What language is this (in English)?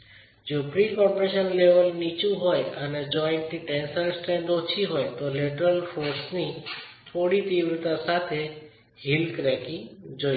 Gujarati